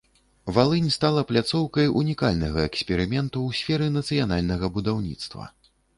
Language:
Belarusian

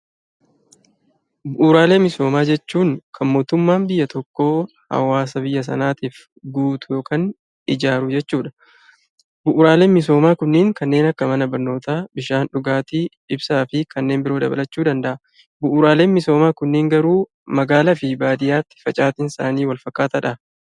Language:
Oromo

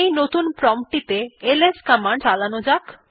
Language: Bangla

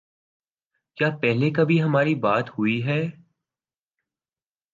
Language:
Urdu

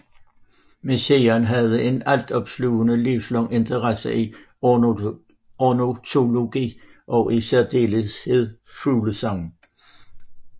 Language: Danish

